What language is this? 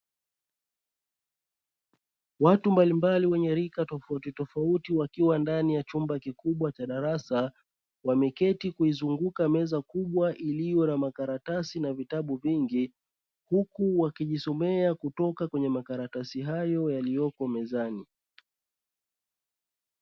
Swahili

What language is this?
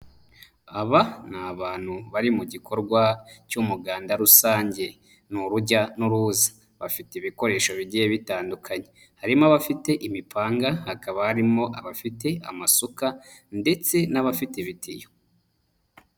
Kinyarwanda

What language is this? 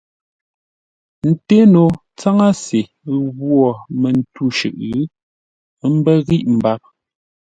Ngombale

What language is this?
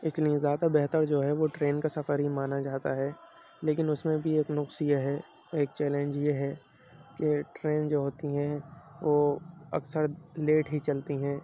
Urdu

